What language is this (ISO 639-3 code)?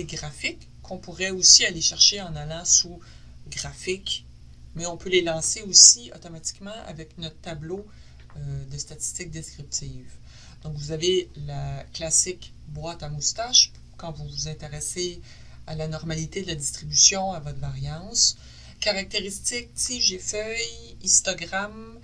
fra